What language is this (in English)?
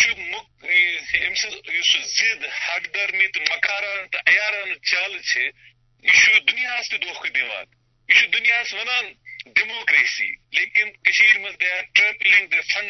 Urdu